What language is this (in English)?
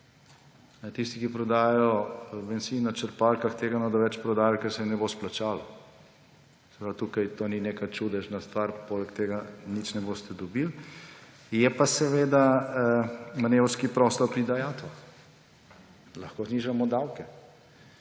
Slovenian